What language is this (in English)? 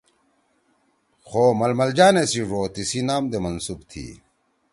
Torwali